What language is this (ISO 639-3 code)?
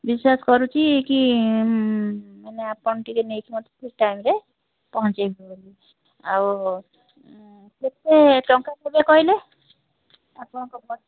ori